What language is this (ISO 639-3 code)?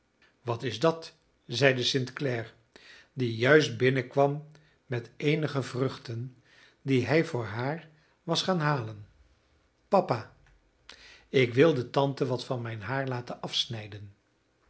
nld